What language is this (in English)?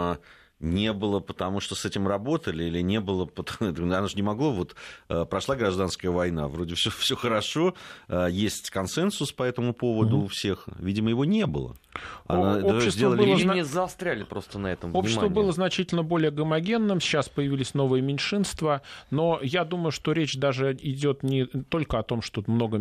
Russian